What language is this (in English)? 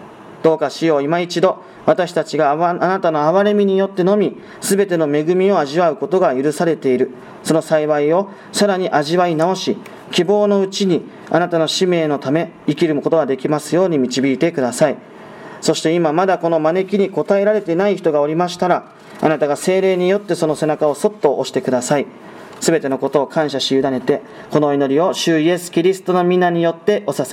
Japanese